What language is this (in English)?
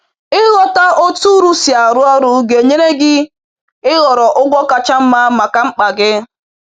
Igbo